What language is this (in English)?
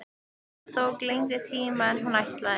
Icelandic